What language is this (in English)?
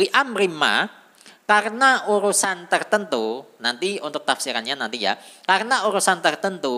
Indonesian